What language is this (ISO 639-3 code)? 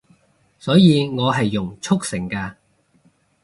yue